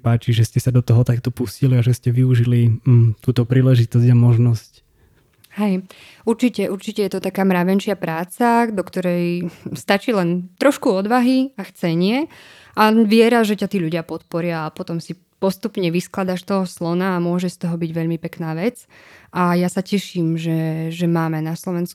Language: Slovak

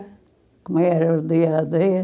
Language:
Portuguese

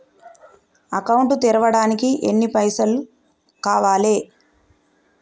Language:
Telugu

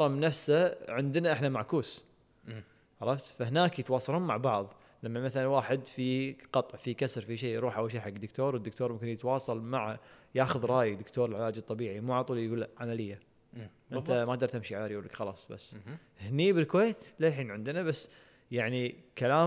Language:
Arabic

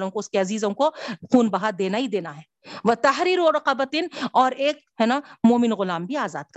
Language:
Urdu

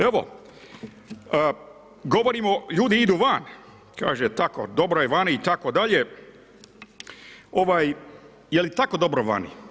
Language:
Croatian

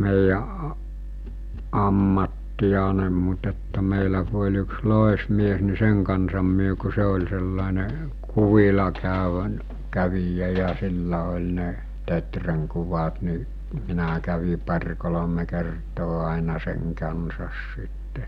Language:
Finnish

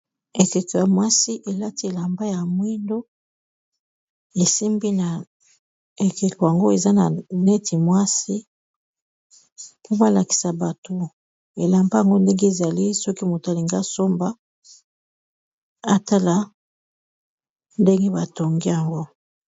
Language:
Lingala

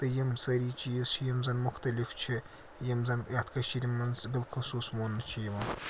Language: Kashmiri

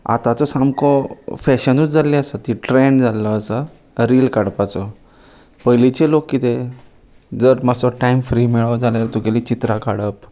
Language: Konkani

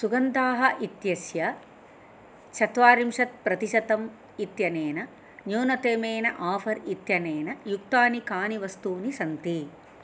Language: Sanskrit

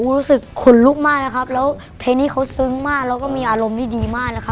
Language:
Thai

